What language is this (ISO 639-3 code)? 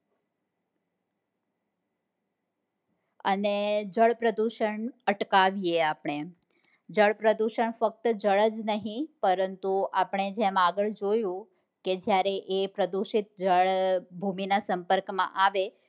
guj